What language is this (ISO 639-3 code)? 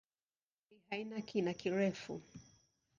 swa